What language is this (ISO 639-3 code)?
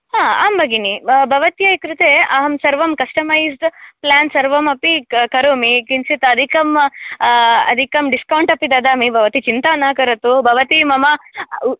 san